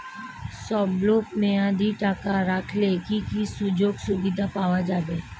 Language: Bangla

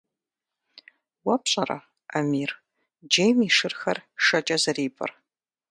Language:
Kabardian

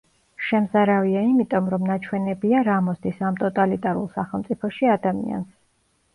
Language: Georgian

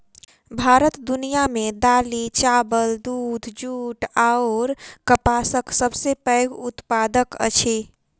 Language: Maithili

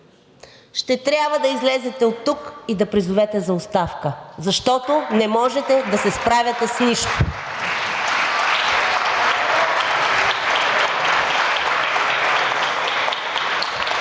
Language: Bulgarian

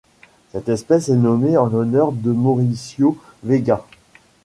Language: French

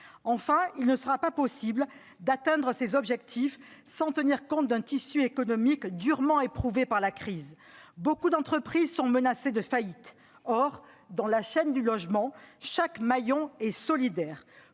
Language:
French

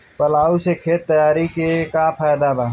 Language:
Bhojpuri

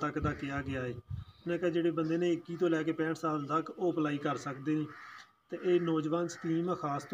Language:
Hindi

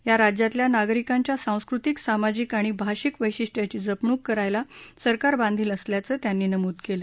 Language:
Marathi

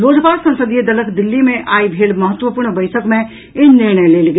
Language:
Maithili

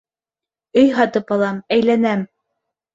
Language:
Bashkir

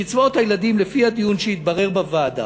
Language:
Hebrew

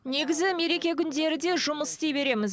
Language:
Kazakh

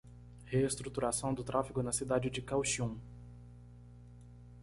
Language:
Portuguese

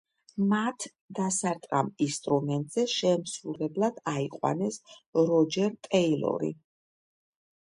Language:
Georgian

